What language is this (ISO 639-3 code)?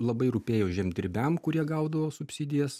lit